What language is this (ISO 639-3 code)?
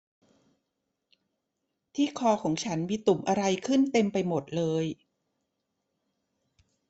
tha